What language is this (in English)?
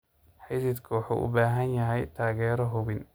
Somali